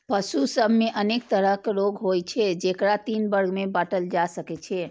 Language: Maithili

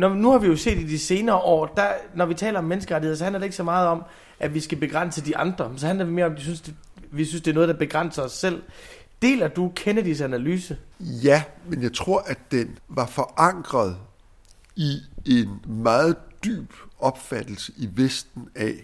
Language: Danish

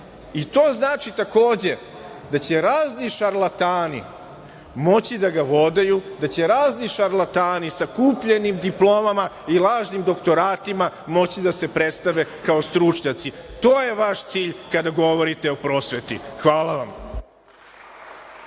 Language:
Serbian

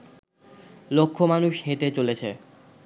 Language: Bangla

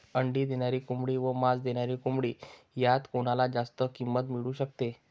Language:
Marathi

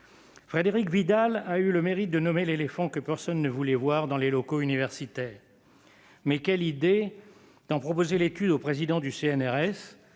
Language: French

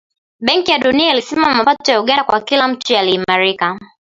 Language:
Swahili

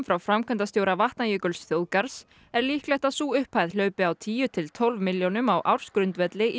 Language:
Icelandic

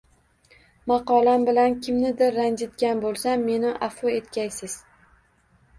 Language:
Uzbek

